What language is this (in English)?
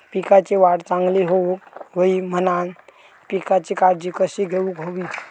Marathi